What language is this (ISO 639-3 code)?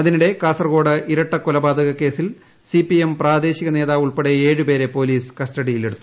mal